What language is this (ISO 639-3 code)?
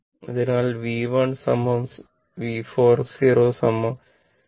mal